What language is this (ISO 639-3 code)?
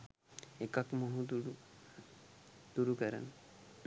sin